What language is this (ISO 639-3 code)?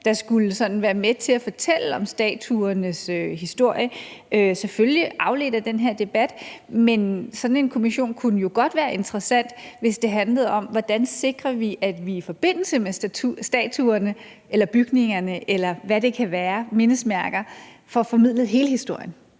dan